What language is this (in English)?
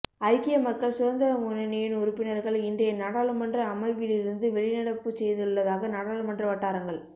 Tamil